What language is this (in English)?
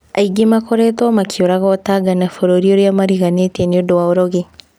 Kikuyu